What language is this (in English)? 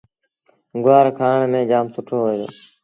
Sindhi Bhil